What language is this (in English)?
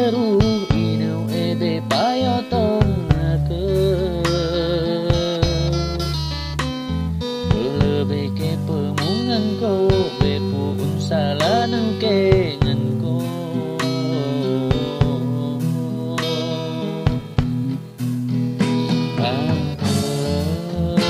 Indonesian